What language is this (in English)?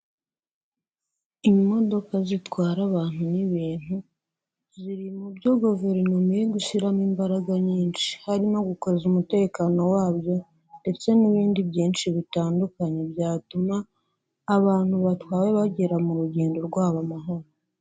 Kinyarwanda